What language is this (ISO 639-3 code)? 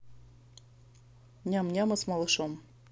rus